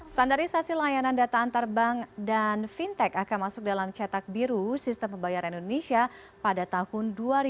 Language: Indonesian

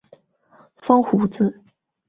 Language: Chinese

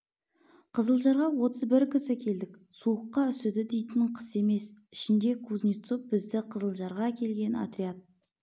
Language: Kazakh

